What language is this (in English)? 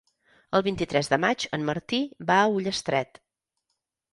Catalan